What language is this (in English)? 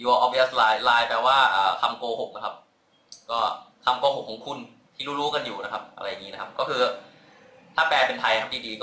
Thai